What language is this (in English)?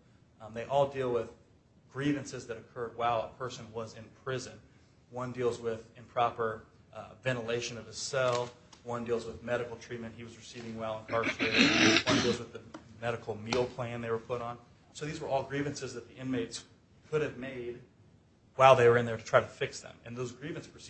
English